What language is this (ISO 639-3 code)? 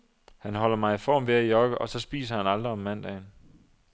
dan